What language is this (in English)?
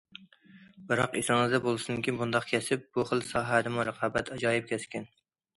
Uyghur